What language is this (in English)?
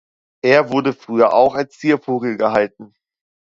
German